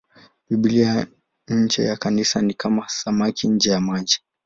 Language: Swahili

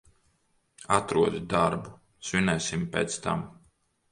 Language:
Latvian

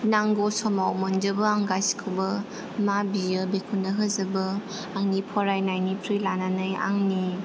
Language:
Bodo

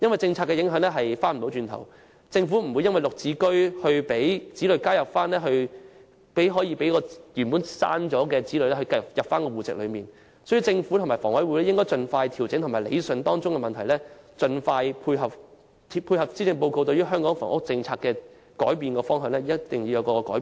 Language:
Cantonese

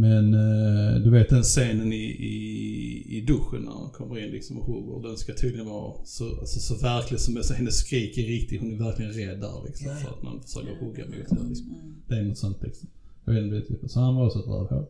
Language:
Swedish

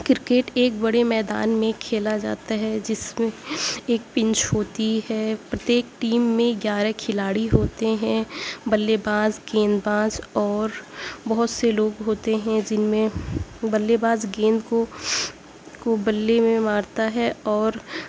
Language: Urdu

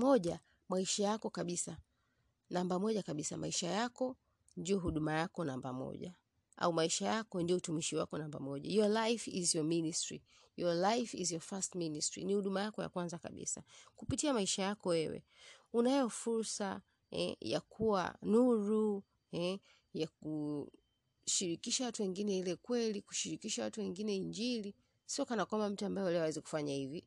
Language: Swahili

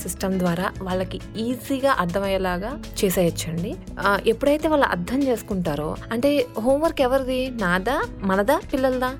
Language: Telugu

